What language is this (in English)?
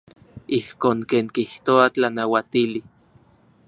Central Puebla Nahuatl